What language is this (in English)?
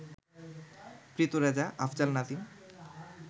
Bangla